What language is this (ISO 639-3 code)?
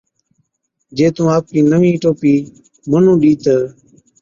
odk